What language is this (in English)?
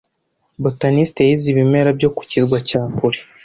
Kinyarwanda